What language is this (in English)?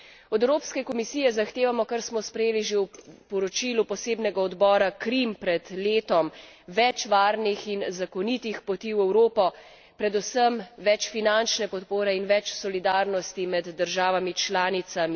Slovenian